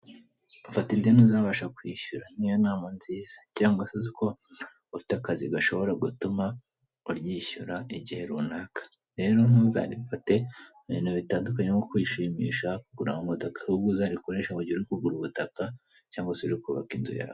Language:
Kinyarwanda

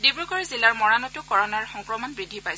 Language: Assamese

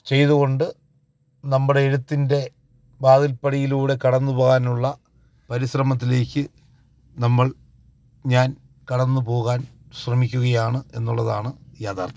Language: Malayalam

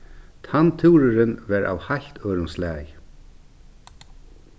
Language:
Faroese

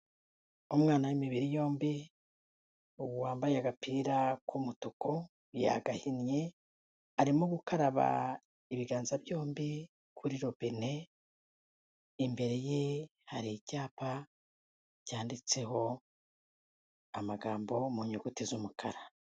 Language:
Kinyarwanda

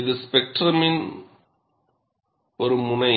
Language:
Tamil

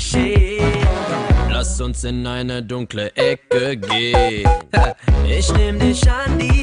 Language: German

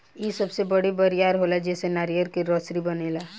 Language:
Bhojpuri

